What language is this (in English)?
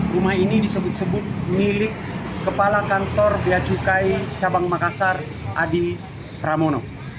Indonesian